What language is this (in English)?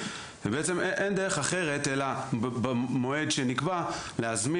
Hebrew